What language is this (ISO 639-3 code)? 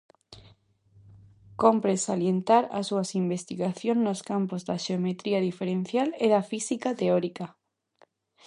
glg